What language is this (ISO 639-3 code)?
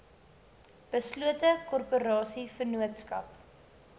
afr